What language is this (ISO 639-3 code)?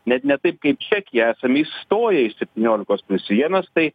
lit